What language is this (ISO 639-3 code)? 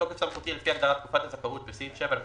heb